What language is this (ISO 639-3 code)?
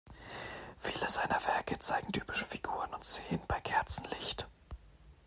deu